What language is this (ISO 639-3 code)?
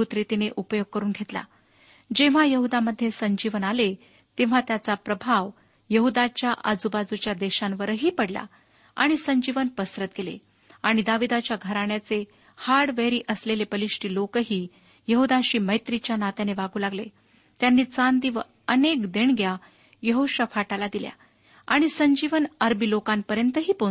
mar